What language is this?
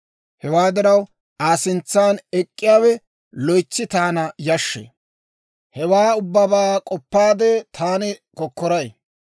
Dawro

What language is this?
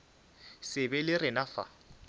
Northern Sotho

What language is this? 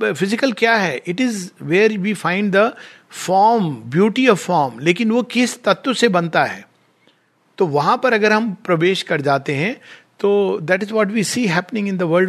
Hindi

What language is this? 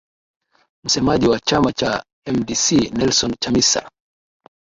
Swahili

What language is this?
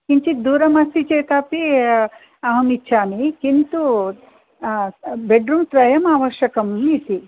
Sanskrit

